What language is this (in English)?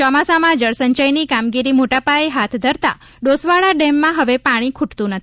Gujarati